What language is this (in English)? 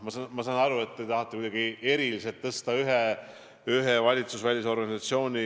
Estonian